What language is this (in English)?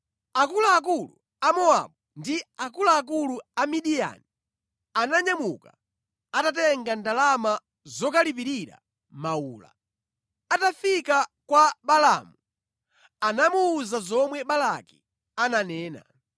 Nyanja